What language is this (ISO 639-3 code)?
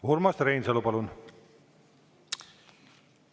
est